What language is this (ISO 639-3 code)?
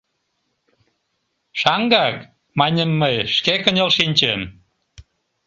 chm